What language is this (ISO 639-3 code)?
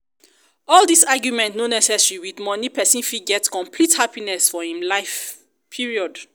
pcm